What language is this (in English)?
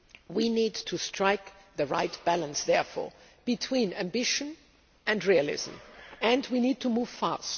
English